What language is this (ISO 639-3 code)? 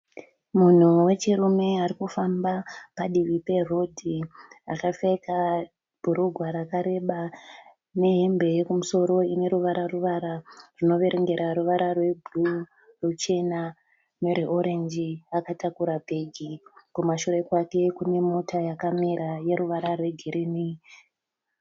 sna